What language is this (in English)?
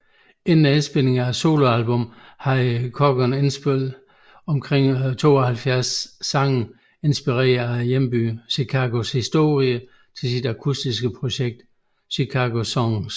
Danish